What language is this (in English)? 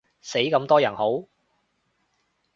Cantonese